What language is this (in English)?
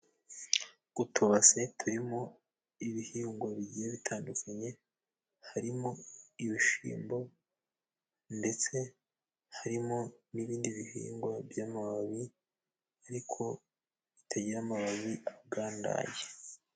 Kinyarwanda